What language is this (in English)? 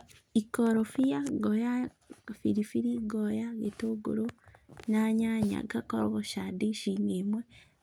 Kikuyu